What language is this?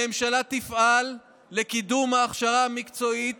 Hebrew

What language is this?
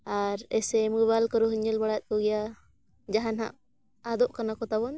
Santali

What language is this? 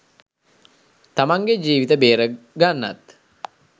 Sinhala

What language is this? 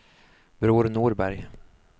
Swedish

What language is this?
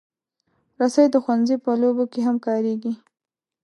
Pashto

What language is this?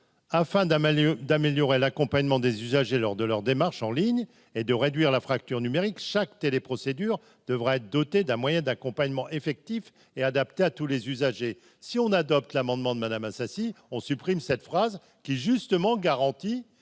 French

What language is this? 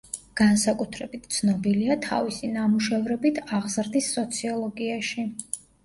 Georgian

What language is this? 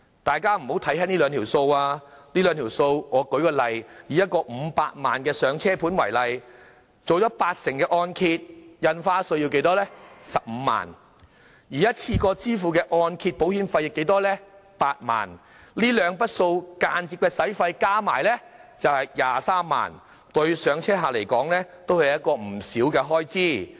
Cantonese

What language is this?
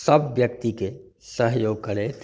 Maithili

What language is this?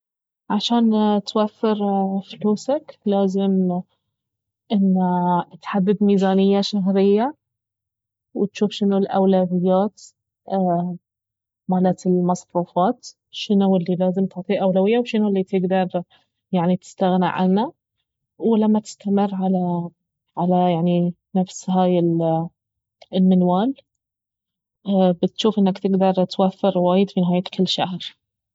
Baharna Arabic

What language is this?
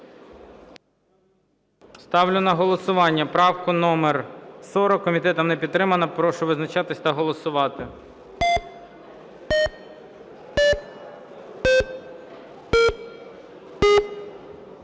Ukrainian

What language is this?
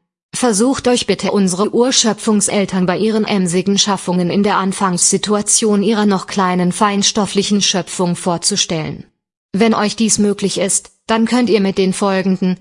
German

